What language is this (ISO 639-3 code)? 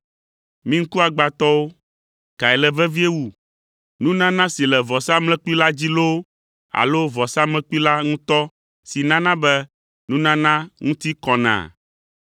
ewe